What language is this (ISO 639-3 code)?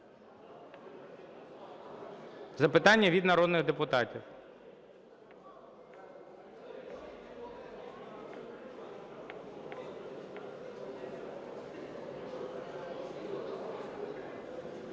ukr